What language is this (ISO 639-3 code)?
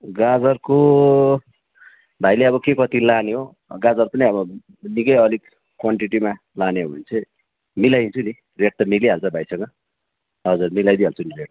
nep